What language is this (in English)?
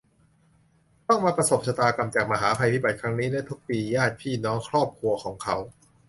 Thai